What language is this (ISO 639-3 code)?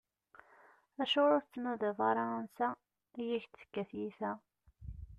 kab